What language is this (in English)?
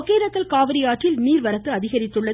Tamil